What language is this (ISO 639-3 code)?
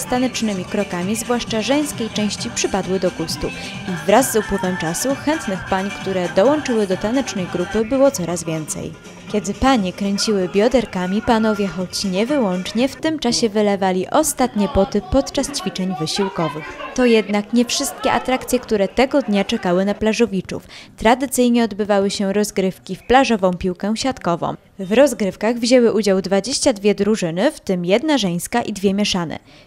pol